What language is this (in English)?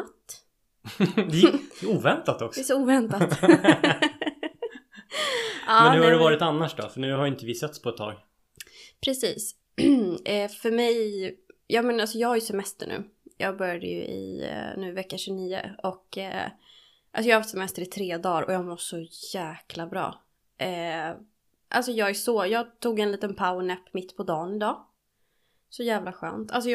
Swedish